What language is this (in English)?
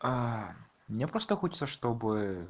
Russian